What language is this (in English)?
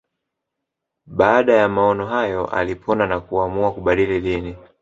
Swahili